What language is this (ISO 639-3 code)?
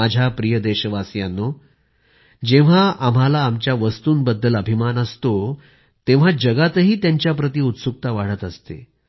mar